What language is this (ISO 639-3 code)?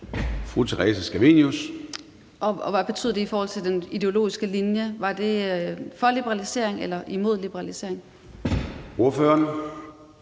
dan